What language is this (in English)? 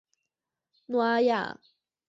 Chinese